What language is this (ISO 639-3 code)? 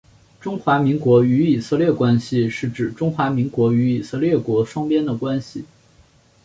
zho